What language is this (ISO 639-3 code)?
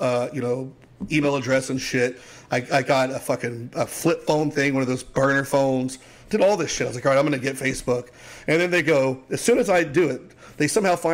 eng